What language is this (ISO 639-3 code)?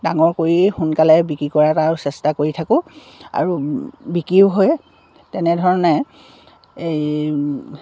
asm